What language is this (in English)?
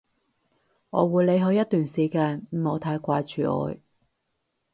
Cantonese